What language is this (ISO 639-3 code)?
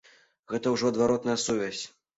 bel